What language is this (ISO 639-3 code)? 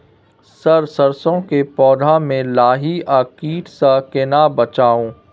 mai